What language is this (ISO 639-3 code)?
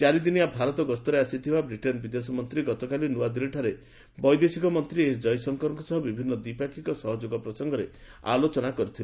ori